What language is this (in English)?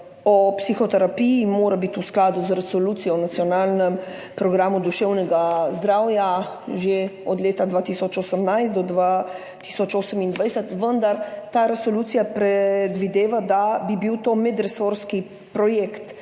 Slovenian